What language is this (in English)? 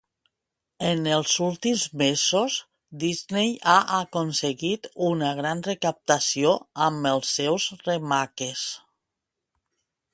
Catalan